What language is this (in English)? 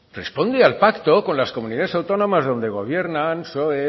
Spanish